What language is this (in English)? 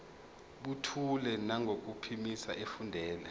Zulu